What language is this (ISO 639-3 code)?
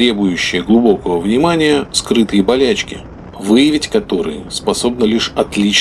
rus